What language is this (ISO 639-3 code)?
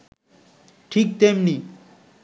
ben